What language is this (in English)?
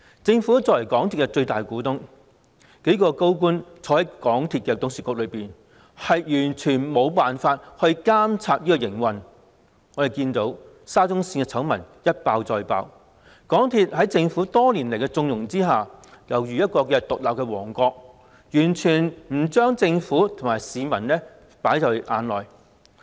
Cantonese